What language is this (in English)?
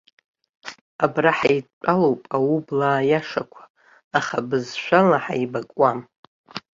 Abkhazian